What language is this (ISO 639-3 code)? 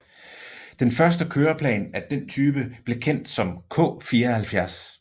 dan